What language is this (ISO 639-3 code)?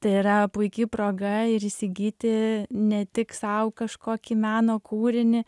lit